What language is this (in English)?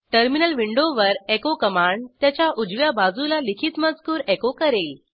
Marathi